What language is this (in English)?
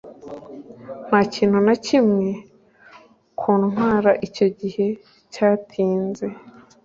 Kinyarwanda